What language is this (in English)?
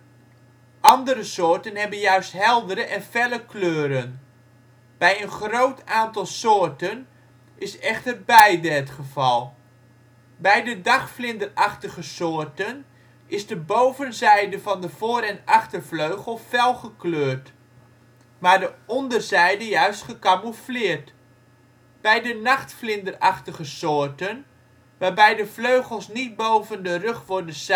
Dutch